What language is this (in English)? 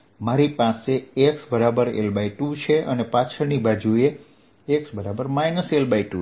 Gujarati